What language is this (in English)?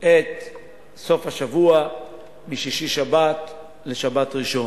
Hebrew